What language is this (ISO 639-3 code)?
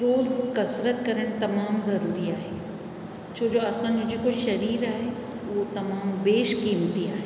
snd